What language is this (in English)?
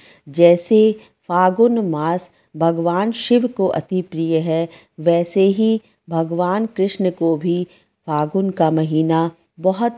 Hindi